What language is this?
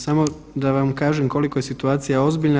Croatian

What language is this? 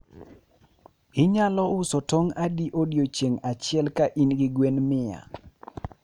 Luo (Kenya and Tanzania)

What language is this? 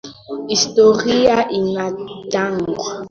Swahili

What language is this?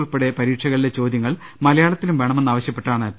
Malayalam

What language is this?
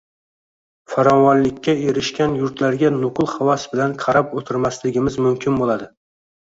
Uzbek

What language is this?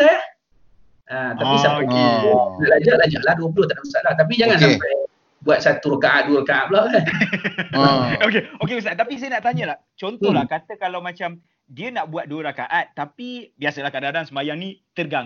Malay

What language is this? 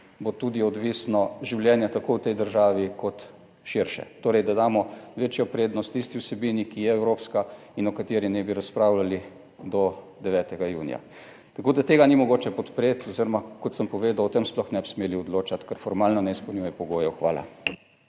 Slovenian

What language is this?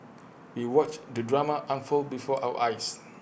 English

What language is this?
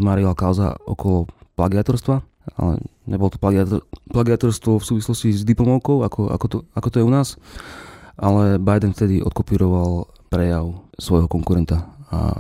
Slovak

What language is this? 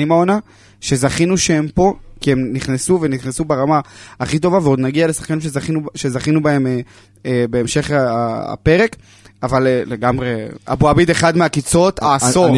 Hebrew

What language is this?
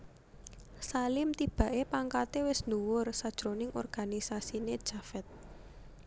Javanese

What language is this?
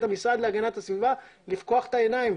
Hebrew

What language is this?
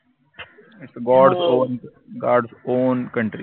Marathi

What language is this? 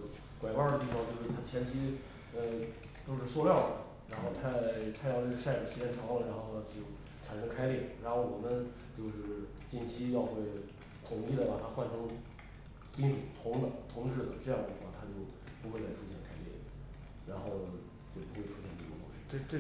Chinese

